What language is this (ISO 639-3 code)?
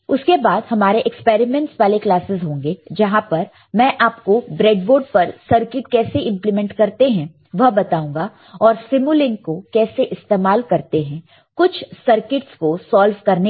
hin